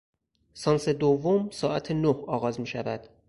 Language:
Persian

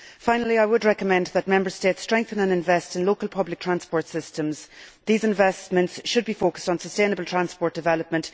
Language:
English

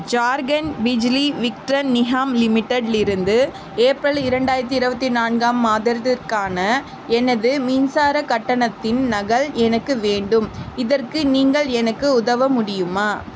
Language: Tamil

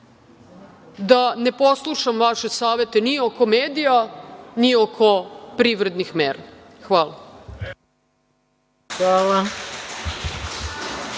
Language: Serbian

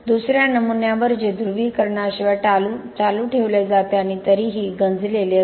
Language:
Marathi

